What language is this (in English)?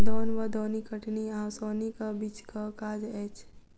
Maithili